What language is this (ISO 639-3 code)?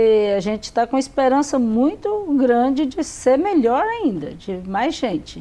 por